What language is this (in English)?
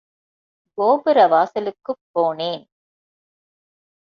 Tamil